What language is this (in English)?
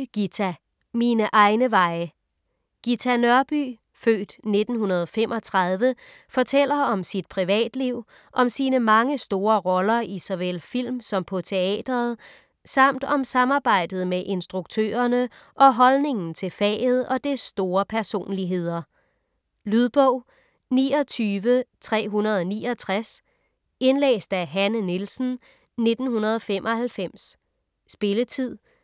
Danish